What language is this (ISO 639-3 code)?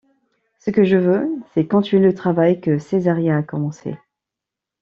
fra